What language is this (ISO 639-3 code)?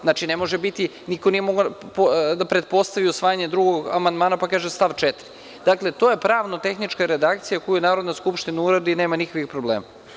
srp